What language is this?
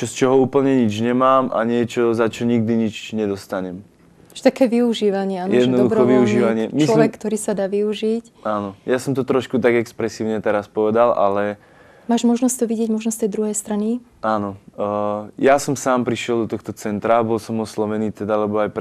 Czech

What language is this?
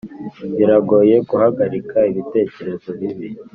Kinyarwanda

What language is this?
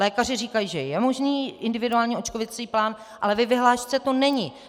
Czech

